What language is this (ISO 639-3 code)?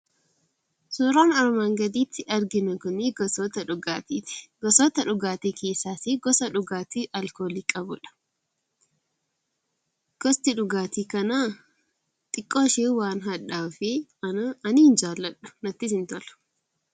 orm